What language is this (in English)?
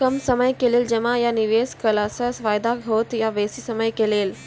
Maithili